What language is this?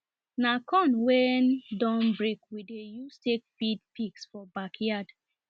Nigerian Pidgin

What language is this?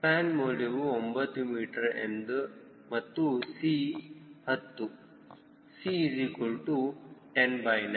Kannada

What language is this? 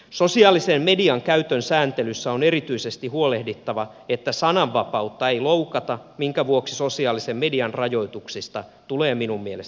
Finnish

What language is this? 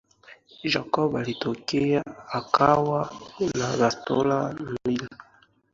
Swahili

